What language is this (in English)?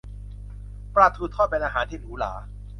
Thai